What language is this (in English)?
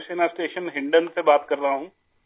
Urdu